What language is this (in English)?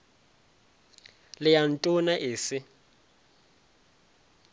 Northern Sotho